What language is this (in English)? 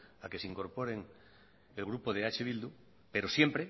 Spanish